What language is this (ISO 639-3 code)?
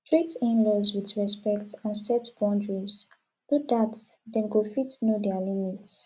pcm